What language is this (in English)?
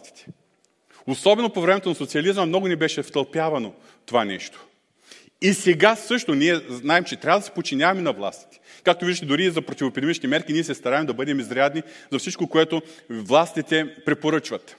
Bulgarian